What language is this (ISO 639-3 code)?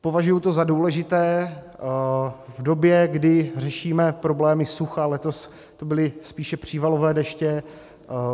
ces